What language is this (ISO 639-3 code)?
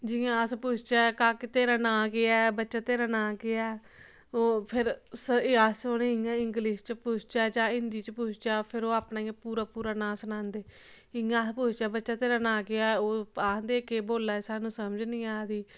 doi